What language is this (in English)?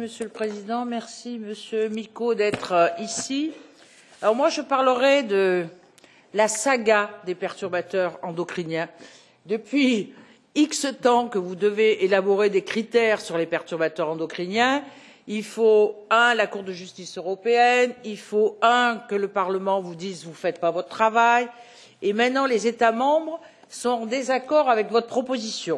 French